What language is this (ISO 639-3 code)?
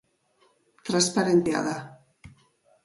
eus